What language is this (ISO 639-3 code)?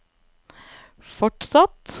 nor